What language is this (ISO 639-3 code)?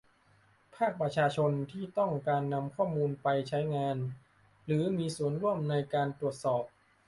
tha